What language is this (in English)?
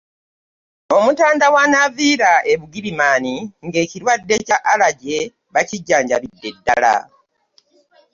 Ganda